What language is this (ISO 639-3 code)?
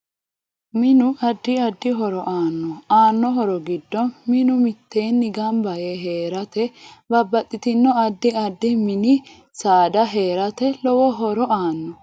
sid